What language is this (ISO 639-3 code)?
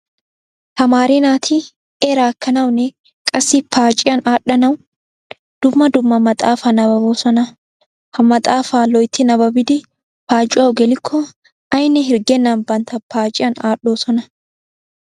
wal